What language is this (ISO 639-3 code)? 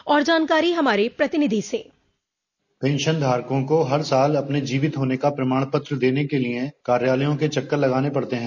hin